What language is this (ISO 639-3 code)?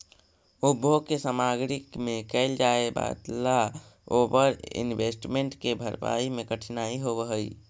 mag